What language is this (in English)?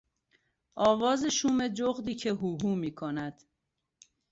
Persian